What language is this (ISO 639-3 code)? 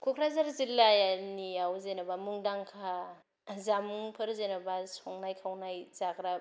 brx